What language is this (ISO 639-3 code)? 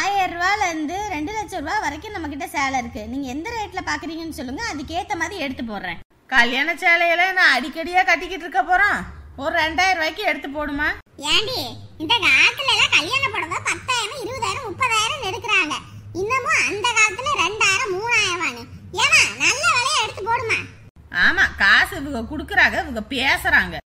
tam